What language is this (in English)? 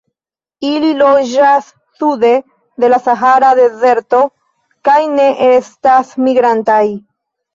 Esperanto